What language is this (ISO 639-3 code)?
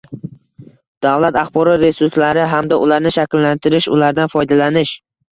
uzb